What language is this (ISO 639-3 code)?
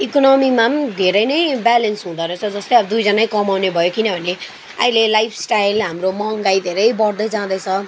nep